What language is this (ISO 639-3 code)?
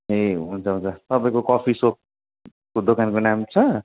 nep